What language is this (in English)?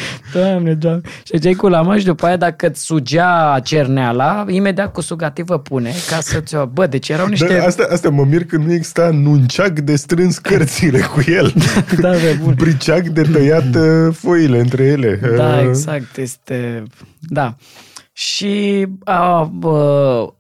Romanian